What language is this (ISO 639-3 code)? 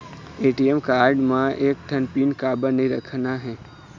hne